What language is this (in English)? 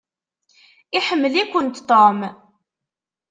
Kabyle